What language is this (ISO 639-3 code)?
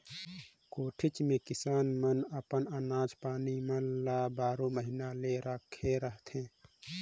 hne